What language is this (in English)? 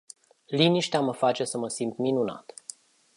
Romanian